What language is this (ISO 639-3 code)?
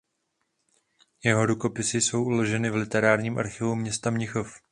ces